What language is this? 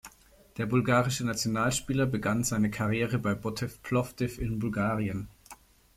German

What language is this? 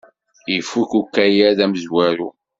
Kabyle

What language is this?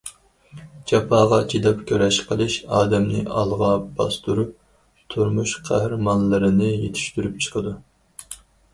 Uyghur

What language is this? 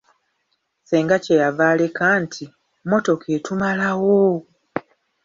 Ganda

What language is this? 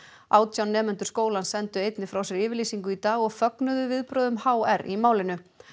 Icelandic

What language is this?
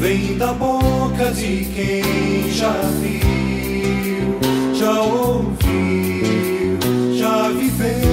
Latvian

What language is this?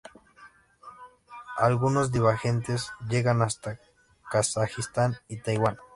Spanish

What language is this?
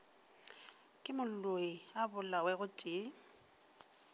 Northern Sotho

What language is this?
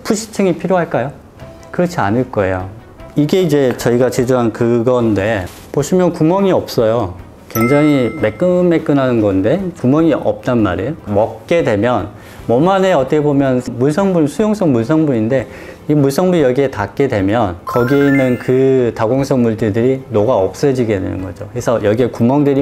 Korean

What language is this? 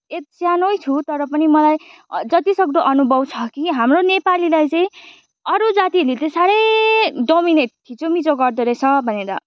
Nepali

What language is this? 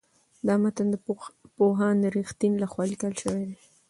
Pashto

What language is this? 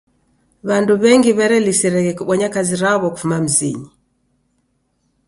Taita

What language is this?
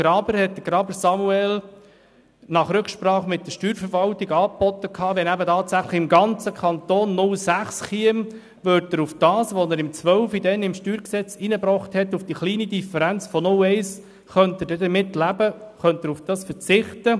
Swiss German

